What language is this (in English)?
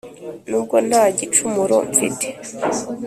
Kinyarwanda